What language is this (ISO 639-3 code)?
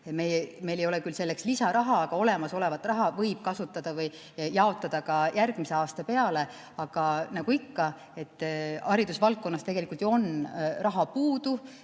est